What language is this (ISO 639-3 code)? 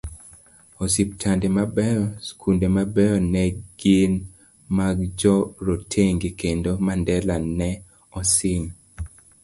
luo